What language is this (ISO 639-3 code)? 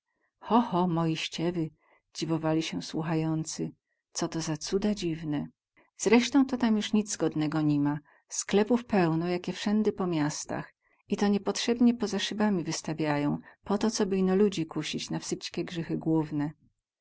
pol